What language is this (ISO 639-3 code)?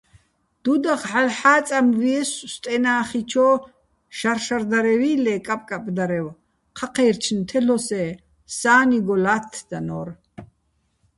bbl